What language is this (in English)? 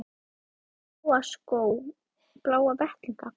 Icelandic